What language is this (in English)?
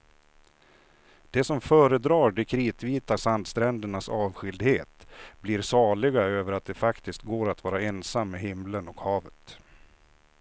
Swedish